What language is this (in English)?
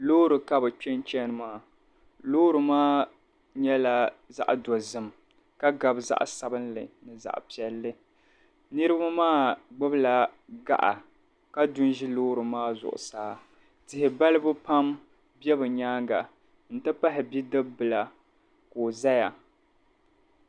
Dagbani